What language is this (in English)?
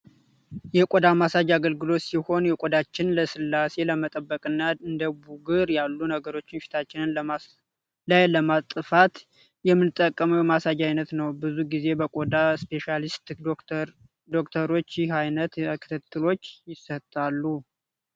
Amharic